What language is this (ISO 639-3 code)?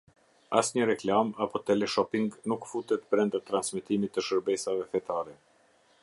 sqi